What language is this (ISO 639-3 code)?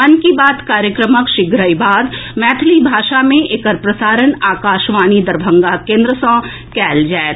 mai